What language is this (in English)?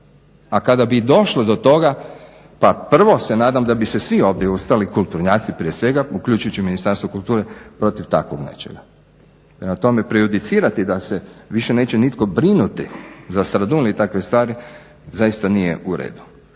Croatian